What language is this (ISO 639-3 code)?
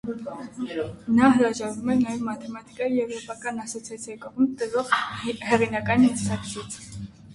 hye